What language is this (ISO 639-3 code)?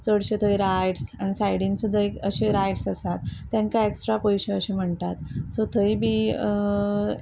kok